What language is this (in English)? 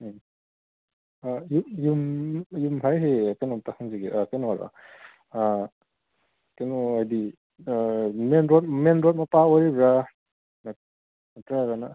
Manipuri